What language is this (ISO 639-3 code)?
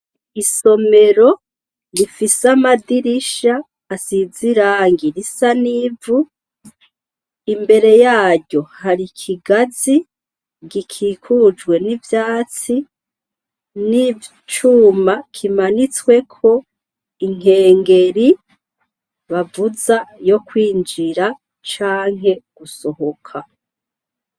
run